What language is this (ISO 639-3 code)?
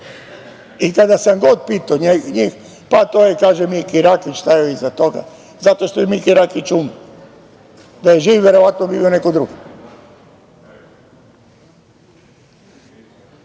srp